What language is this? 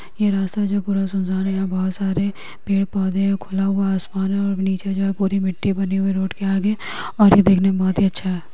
Magahi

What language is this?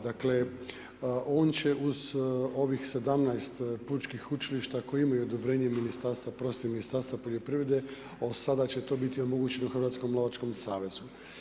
Croatian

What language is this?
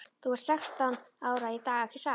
Icelandic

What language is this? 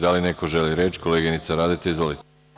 Serbian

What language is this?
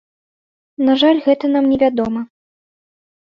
Belarusian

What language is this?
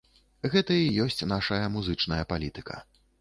Belarusian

